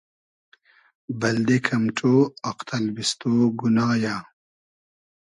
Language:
Hazaragi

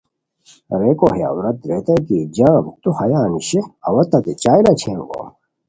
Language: Khowar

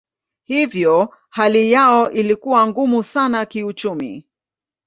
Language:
Swahili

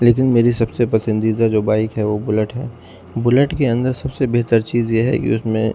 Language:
Urdu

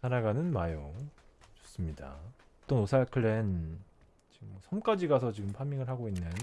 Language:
Korean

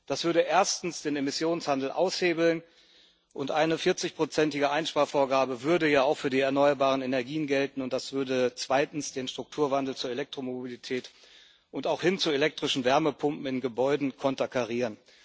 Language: German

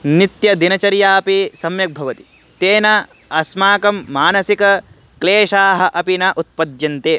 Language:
Sanskrit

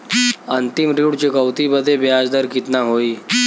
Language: Bhojpuri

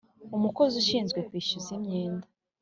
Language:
Kinyarwanda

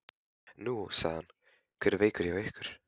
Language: Icelandic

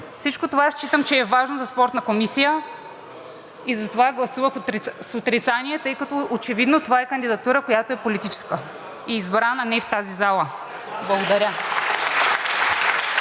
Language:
Bulgarian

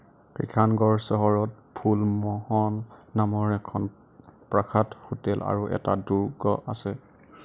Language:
Assamese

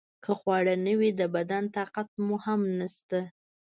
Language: Pashto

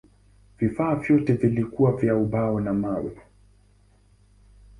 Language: Swahili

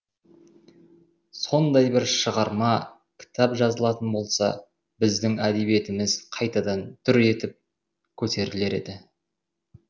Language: Kazakh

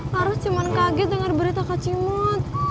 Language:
Indonesian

